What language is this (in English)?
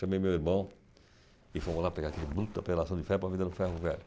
Portuguese